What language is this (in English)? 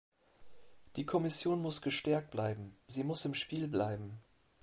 German